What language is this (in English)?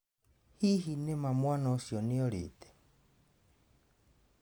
Kikuyu